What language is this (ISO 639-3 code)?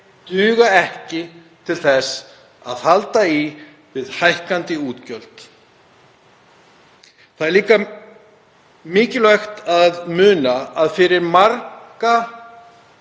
isl